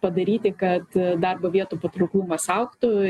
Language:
Lithuanian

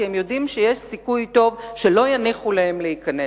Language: Hebrew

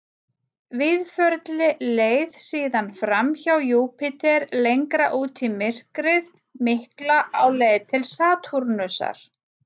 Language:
Icelandic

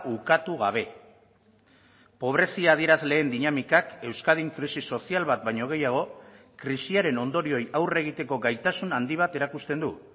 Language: Basque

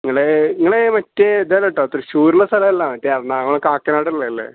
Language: Malayalam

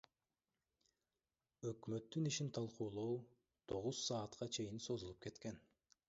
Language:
Kyrgyz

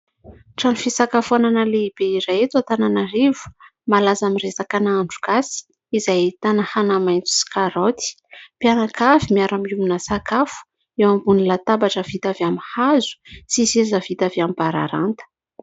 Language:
Malagasy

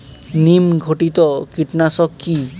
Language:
Bangla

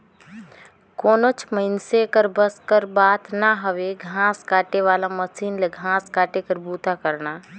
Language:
Chhattisgarhi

